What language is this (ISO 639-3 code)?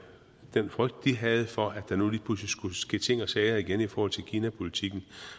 dan